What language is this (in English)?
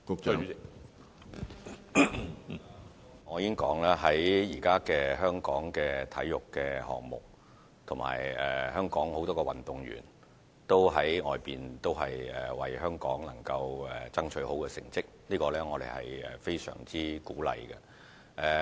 Cantonese